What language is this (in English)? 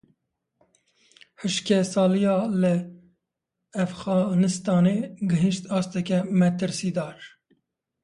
Kurdish